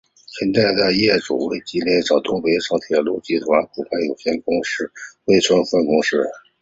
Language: Chinese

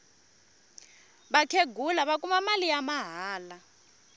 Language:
Tsonga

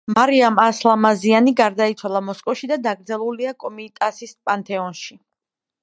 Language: Georgian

